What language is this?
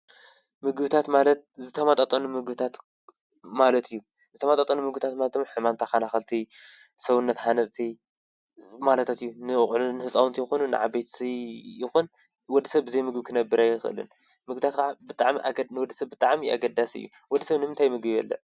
Tigrinya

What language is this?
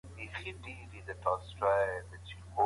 Pashto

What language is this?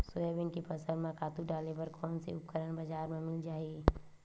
Chhattisgarhi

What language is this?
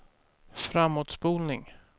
Swedish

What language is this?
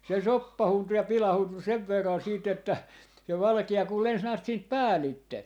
Finnish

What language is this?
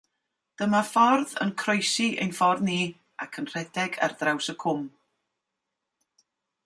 Welsh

